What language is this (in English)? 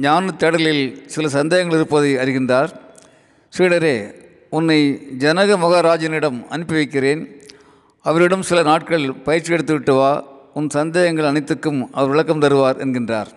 Tamil